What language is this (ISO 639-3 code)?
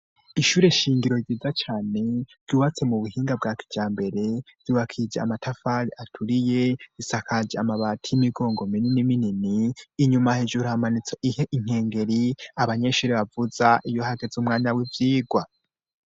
run